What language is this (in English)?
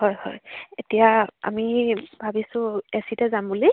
Assamese